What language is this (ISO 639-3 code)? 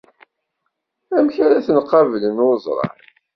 kab